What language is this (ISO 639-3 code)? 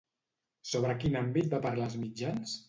cat